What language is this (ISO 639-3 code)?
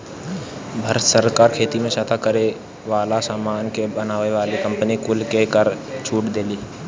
bho